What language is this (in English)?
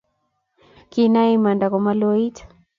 Kalenjin